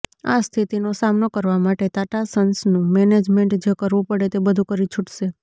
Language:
Gujarati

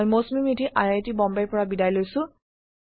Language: Assamese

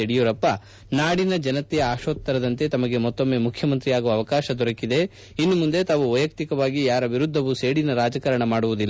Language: Kannada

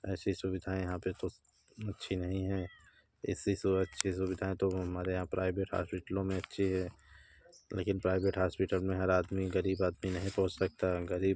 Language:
Hindi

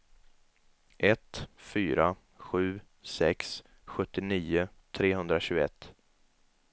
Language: Swedish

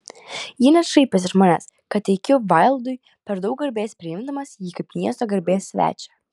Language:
Lithuanian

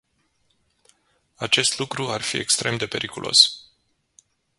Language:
Romanian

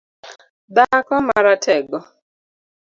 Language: Luo (Kenya and Tanzania)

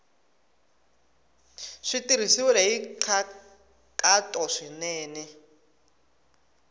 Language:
Tsonga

